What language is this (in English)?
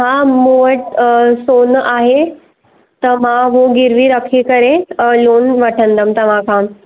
Sindhi